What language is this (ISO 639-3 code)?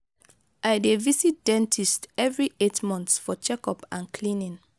pcm